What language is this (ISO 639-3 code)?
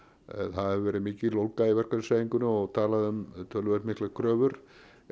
isl